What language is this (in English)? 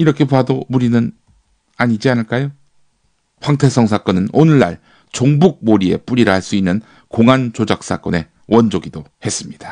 Korean